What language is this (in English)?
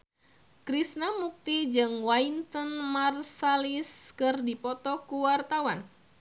Sundanese